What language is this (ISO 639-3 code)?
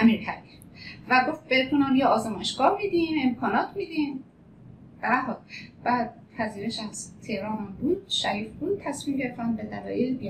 fas